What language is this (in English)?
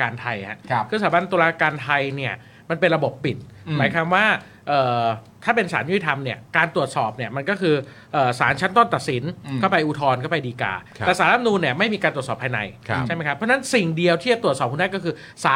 Thai